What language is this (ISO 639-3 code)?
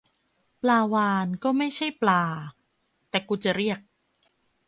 tha